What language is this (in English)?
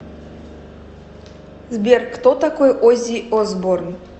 Russian